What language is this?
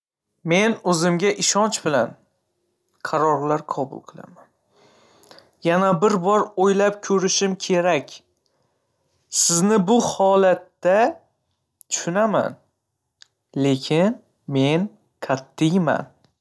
Uzbek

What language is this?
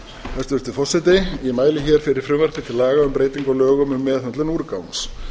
Icelandic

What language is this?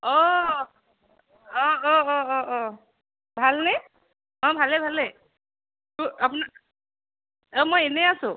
Assamese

